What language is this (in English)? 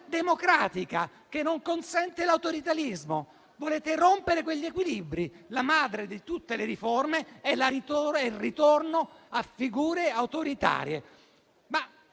Italian